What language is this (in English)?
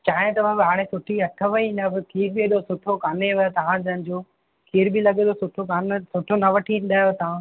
Sindhi